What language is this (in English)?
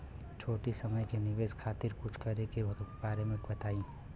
Bhojpuri